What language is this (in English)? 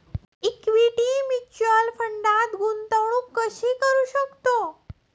Marathi